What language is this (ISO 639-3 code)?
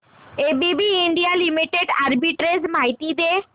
mar